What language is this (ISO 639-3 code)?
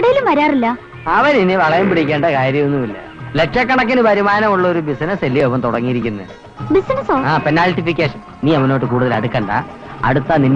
mal